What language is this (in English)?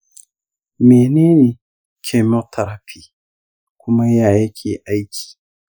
Hausa